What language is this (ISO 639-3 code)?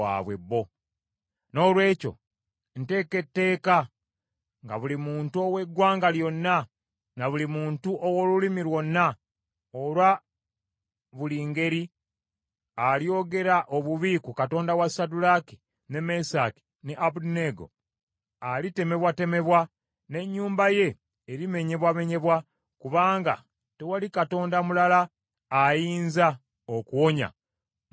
lug